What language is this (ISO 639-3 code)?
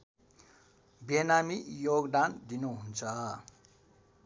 nep